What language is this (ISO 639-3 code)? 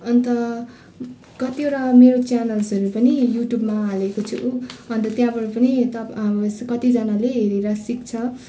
nep